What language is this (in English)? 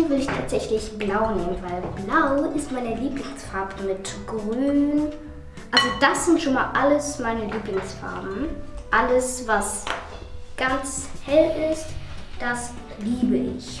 German